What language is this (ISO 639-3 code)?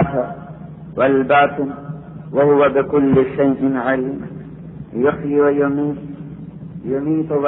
ara